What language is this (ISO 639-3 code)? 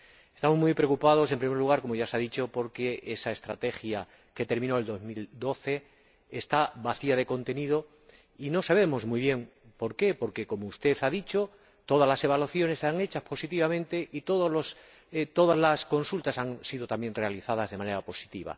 spa